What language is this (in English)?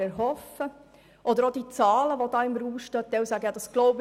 Swiss German